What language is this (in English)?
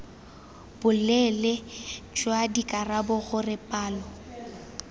Tswana